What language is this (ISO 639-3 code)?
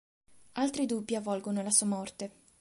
ita